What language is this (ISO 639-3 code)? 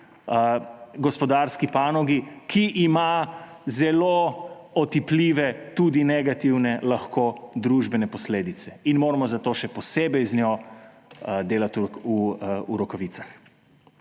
slv